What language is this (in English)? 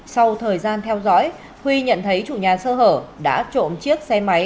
Vietnamese